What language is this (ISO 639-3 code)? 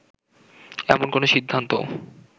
ben